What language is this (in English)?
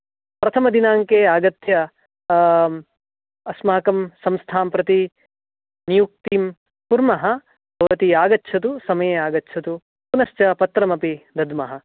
Sanskrit